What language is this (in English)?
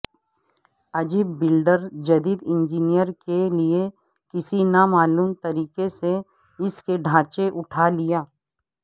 Urdu